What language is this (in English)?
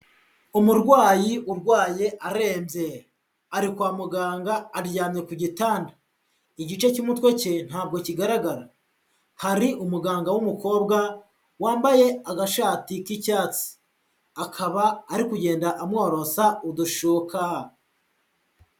Kinyarwanda